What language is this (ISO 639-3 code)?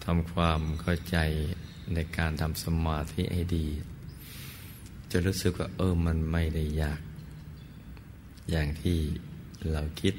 tha